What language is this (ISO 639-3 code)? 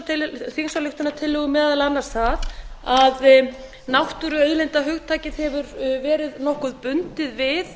isl